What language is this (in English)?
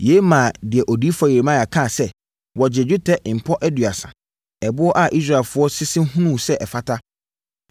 Akan